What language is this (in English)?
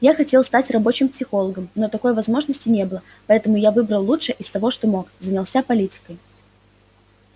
Russian